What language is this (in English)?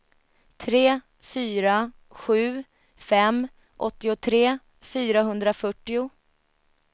Swedish